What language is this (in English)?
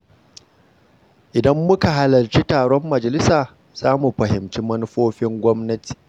Hausa